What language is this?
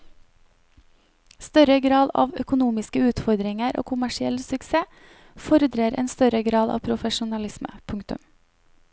Norwegian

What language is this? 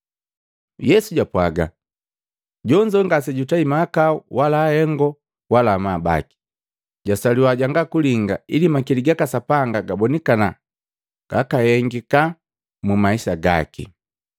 Matengo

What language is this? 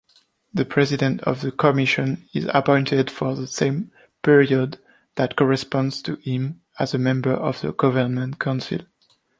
English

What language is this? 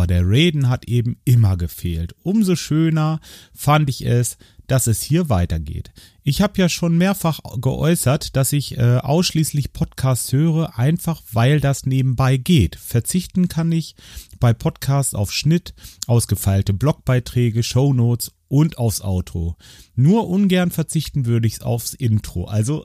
German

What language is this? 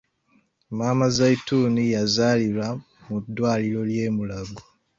Ganda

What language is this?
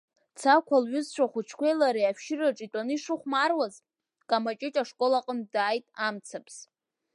Abkhazian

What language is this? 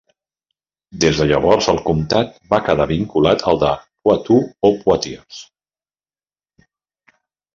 Catalan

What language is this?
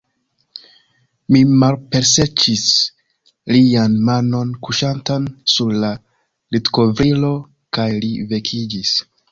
Esperanto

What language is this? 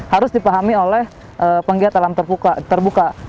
Indonesian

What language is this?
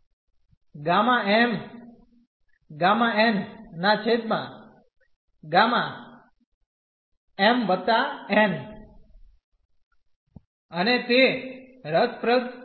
Gujarati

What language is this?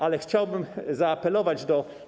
Polish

